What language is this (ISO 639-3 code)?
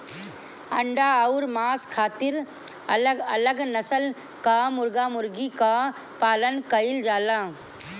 bho